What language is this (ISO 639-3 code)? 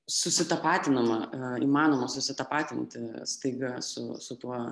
lit